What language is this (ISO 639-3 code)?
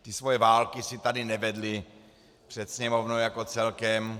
ces